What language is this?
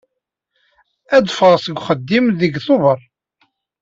Kabyle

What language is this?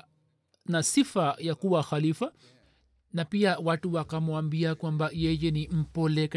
Swahili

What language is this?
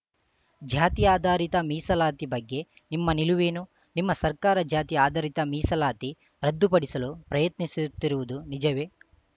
Kannada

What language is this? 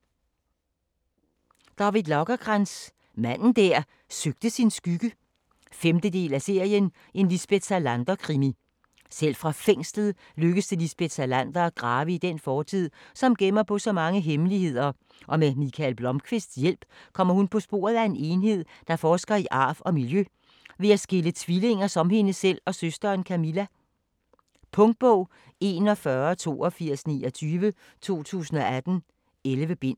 Danish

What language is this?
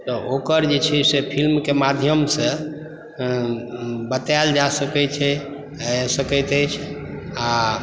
Maithili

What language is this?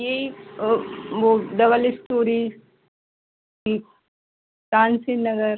Hindi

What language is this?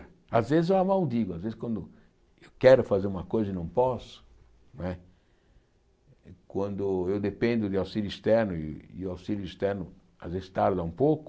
Portuguese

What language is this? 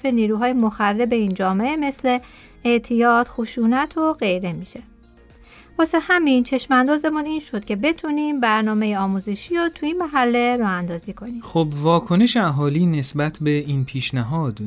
Persian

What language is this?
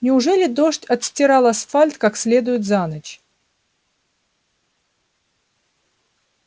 Russian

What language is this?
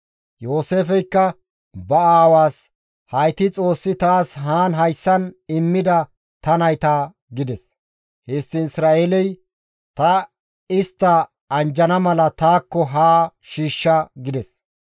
Gamo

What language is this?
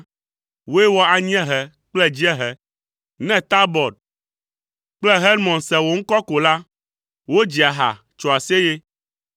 Ewe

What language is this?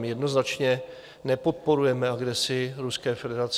Czech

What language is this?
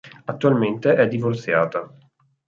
Italian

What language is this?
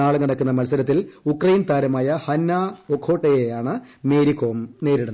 Malayalam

